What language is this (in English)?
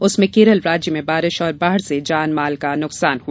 Hindi